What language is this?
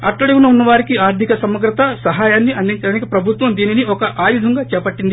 Telugu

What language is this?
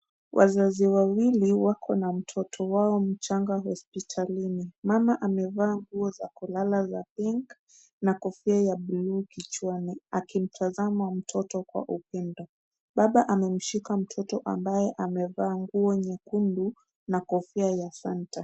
Swahili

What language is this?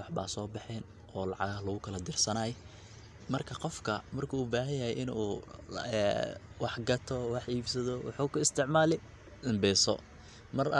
Somali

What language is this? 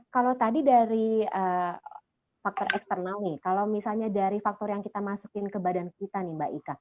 Indonesian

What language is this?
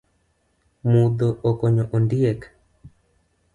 Luo (Kenya and Tanzania)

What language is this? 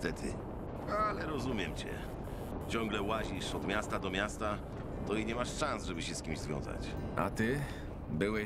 Polish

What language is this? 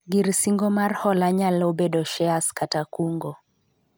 Luo (Kenya and Tanzania)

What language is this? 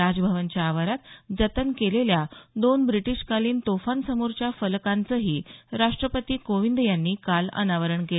Marathi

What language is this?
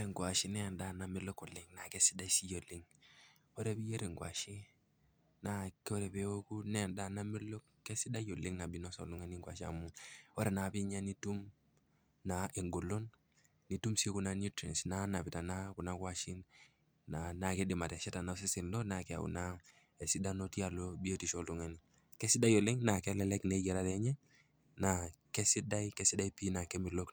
Masai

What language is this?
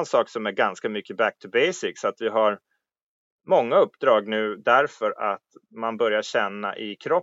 Swedish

